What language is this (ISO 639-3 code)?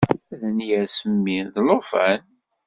kab